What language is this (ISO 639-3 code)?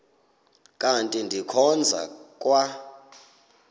xho